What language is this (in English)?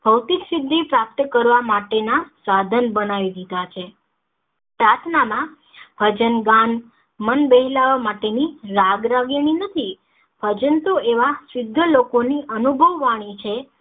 Gujarati